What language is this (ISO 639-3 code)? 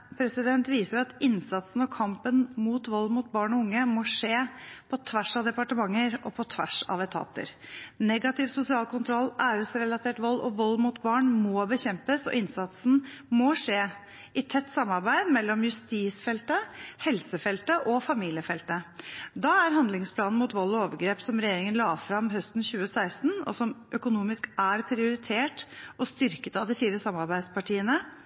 nob